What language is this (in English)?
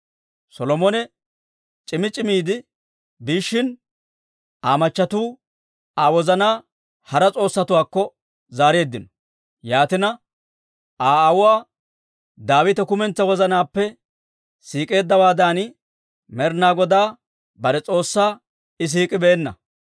Dawro